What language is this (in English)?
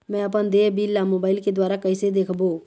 Chhattisgarhi